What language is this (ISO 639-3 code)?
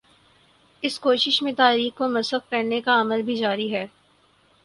urd